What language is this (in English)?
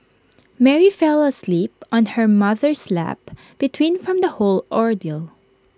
English